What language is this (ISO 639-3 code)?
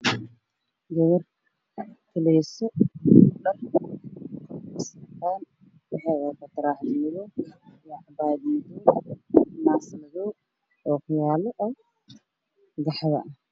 som